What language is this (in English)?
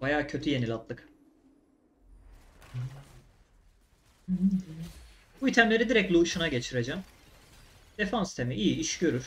Turkish